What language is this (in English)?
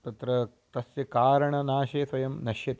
Sanskrit